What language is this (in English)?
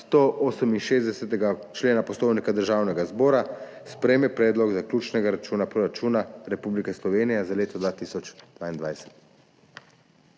Slovenian